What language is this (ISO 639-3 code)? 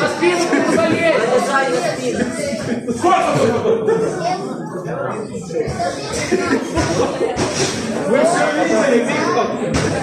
rus